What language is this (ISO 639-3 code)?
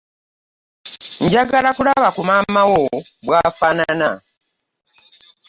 lug